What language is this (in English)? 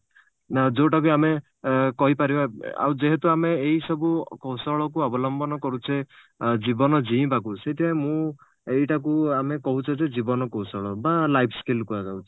Odia